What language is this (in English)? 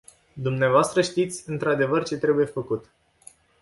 Romanian